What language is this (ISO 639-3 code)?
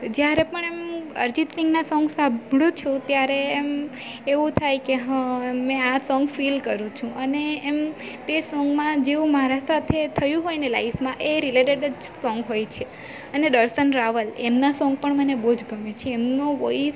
guj